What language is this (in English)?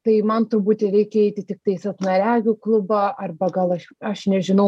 Lithuanian